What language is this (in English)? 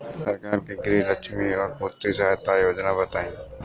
Bhojpuri